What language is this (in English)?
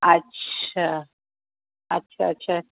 Sindhi